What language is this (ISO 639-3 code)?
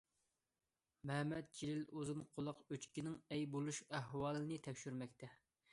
uig